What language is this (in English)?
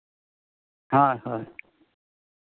Santali